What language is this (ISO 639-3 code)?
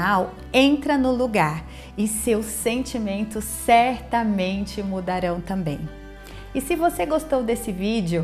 por